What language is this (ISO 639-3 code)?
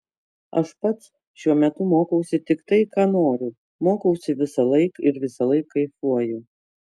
lit